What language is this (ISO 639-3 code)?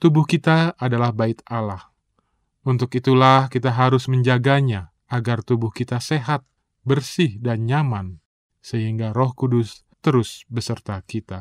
ind